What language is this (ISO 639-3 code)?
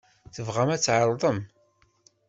kab